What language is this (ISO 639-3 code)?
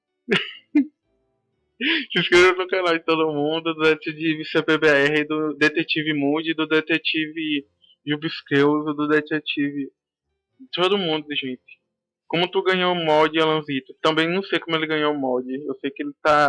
por